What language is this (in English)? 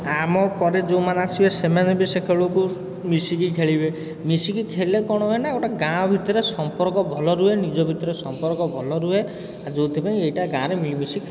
Odia